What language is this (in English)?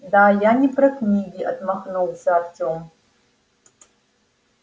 Russian